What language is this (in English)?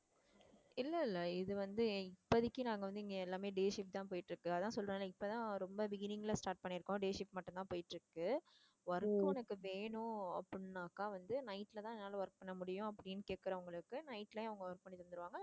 Tamil